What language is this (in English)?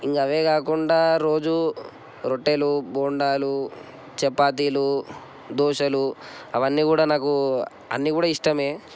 Telugu